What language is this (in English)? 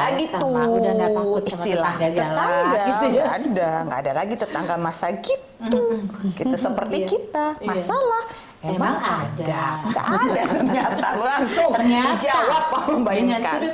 Indonesian